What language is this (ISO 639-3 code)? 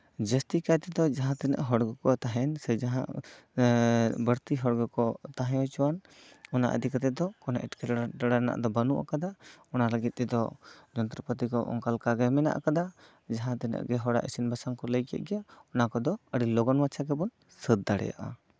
sat